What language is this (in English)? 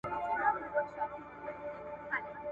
Pashto